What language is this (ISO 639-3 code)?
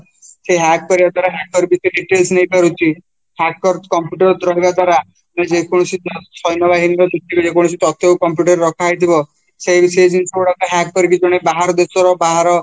ori